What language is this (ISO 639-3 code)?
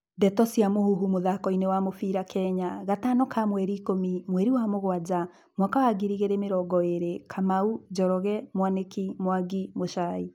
kik